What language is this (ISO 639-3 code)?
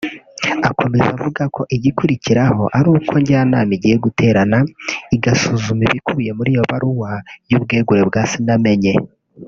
kin